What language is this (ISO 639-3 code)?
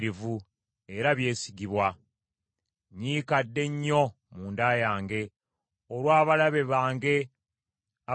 lug